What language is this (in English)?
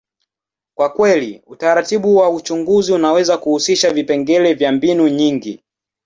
Swahili